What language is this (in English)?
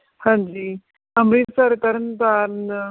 Punjabi